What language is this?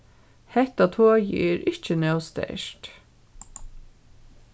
Faroese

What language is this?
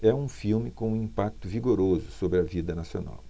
Portuguese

